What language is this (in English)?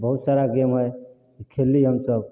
Maithili